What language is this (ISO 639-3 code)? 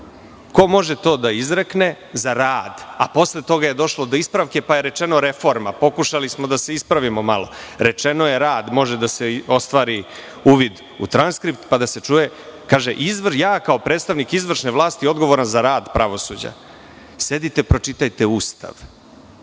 srp